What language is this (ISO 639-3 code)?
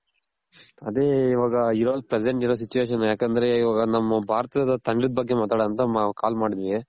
kan